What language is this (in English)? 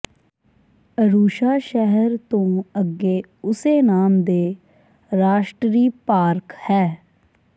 Punjabi